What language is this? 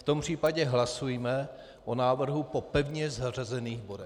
Czech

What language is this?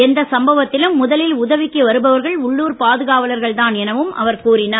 Tamil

